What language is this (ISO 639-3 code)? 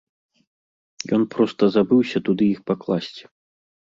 bel